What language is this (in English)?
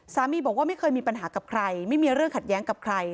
Thai